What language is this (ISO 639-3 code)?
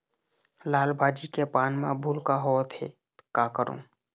hne